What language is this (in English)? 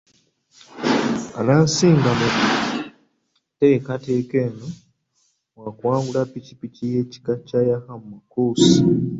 Ganda